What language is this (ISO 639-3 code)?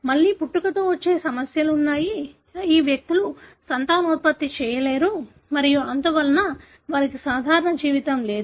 tel